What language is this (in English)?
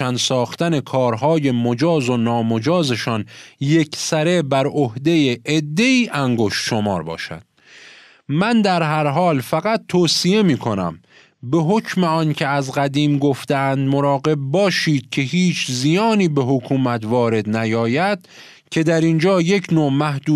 Persian